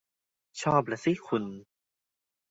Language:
Thai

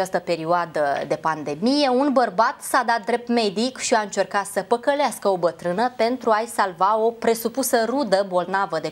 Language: Romanian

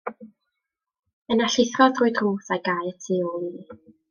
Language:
Welsh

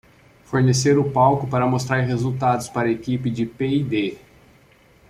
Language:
Portuguese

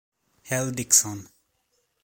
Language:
Italian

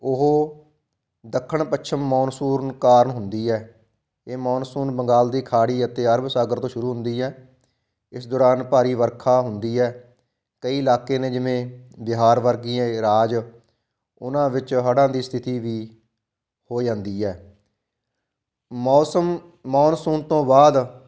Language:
Punjabi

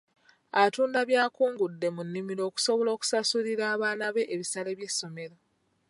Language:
Ganda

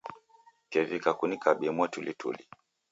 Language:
Taita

